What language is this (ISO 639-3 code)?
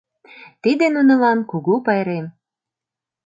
chm